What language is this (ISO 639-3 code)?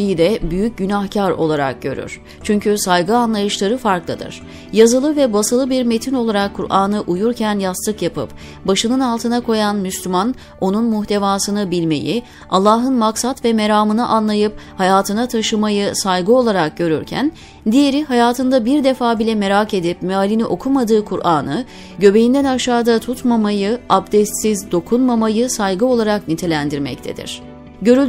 tur